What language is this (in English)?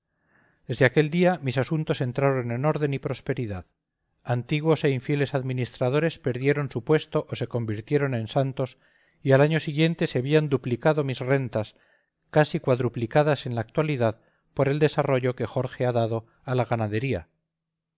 Spanish